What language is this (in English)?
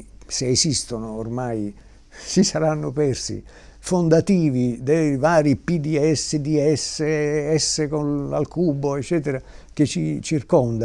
Italian